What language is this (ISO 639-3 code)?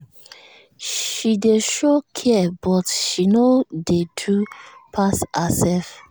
pcm